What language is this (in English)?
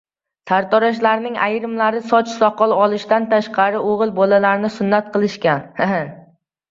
Uzbek